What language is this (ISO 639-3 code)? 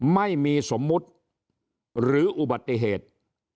tha